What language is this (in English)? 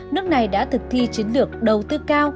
Vietnamese